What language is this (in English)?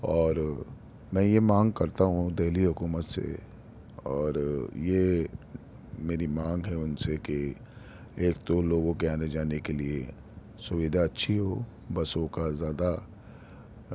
Urdu